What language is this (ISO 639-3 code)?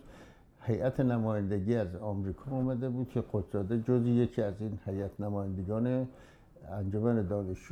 fas